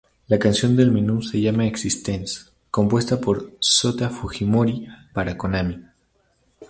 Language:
Spanish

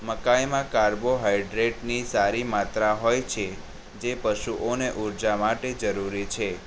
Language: Gujarati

